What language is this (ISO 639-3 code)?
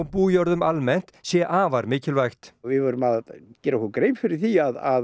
isl